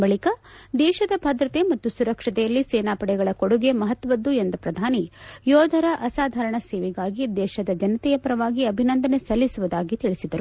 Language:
Kannada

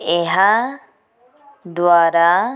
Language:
Odia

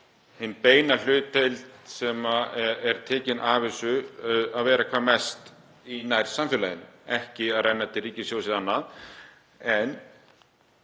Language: Icelandic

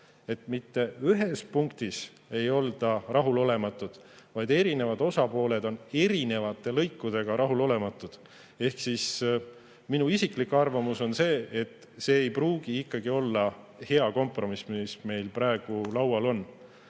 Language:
Estonian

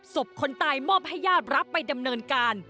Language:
Thai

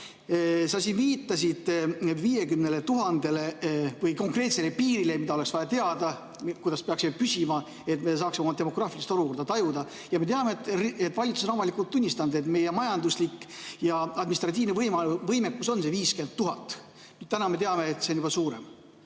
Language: Estonian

